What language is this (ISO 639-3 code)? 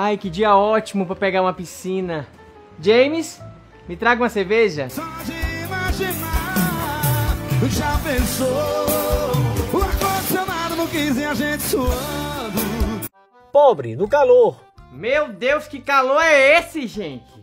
por